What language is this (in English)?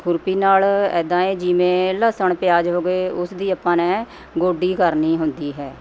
Punjabi